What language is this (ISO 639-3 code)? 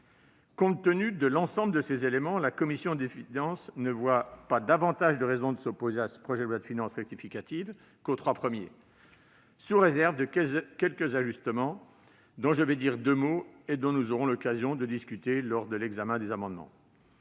fra